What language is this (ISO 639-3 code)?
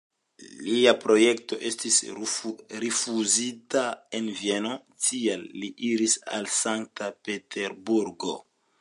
epo